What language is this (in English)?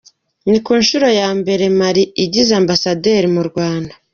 Kinyarwanda